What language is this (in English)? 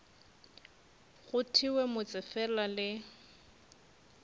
Northern Sotho